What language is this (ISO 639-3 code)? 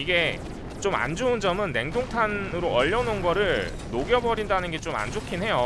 kor